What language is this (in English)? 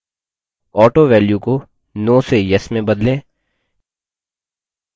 Hindi